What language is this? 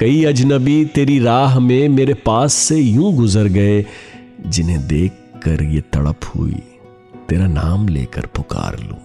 Urdu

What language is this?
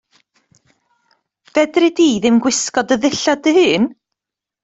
Welsh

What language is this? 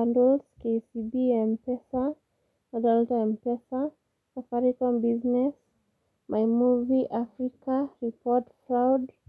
Masai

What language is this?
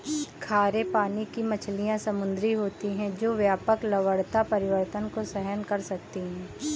Hindi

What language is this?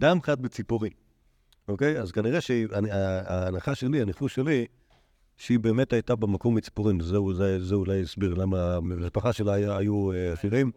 Hebrew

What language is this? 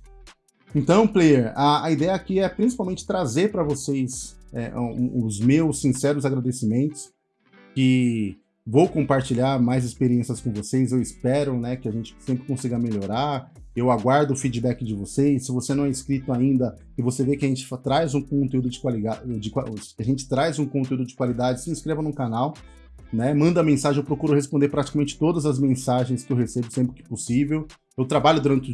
Portuguese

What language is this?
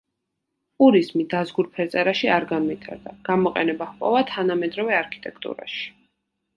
Georgian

